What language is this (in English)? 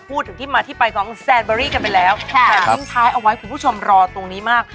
Thai